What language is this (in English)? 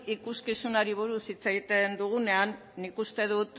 Basque